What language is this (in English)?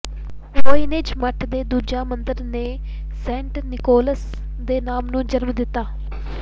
Punjabi